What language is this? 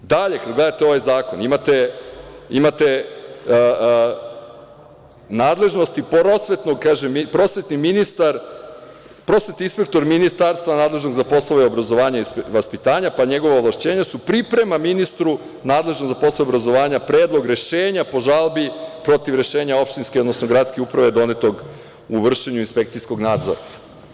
Serbian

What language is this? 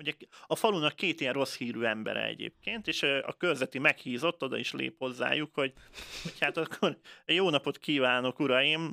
Hungarian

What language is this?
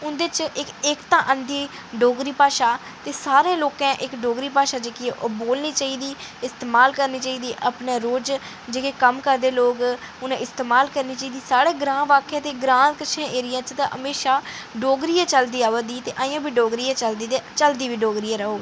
Dogri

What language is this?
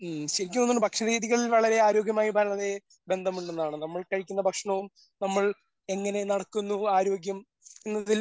Malayalam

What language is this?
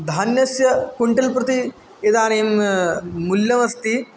Sanskrit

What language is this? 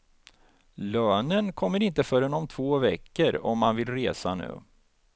Swedish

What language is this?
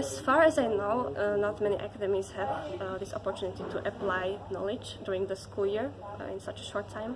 English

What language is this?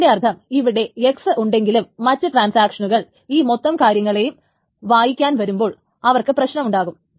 Malayalam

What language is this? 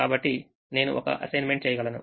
Telugu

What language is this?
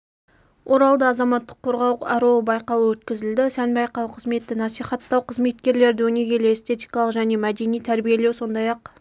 Kazakh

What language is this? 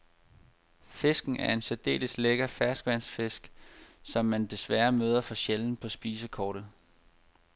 Danish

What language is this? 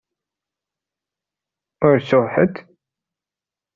Kabyle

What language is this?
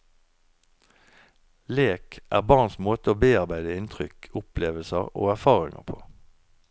Norwegian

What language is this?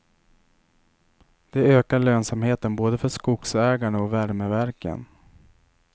Swedish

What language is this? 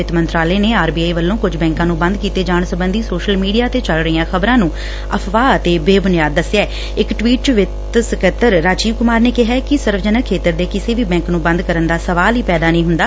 Punjabi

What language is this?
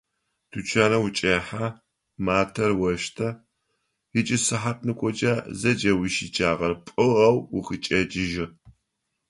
Adyghe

